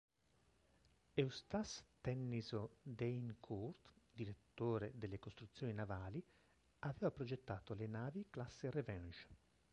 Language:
Italian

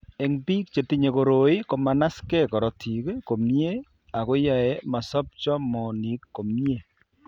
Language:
Kalenjin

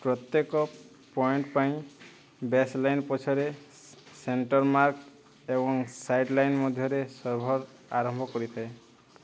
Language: Odia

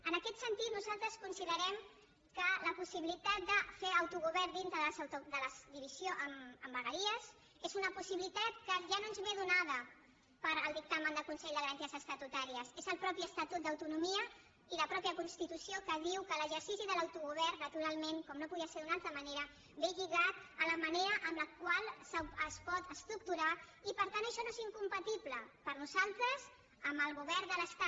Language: Catalan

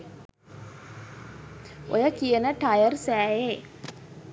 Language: Sinhala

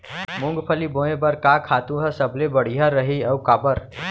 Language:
Chhattisgarhi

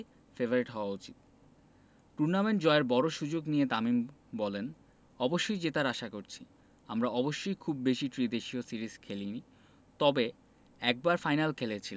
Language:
Bangla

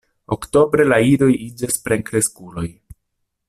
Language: Esperanto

